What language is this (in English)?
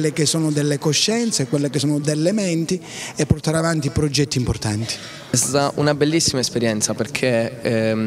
Italian